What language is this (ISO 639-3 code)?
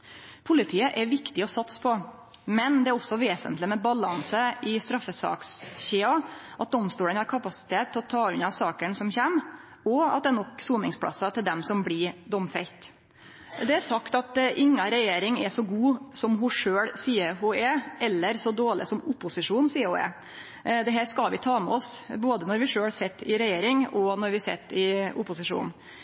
nno